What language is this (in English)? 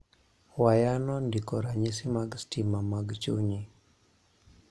Luo (Kenya and Tanzania)